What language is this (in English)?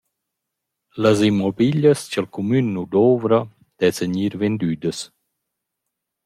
Romansh